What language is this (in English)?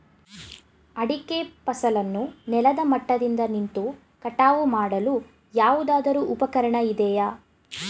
Kannada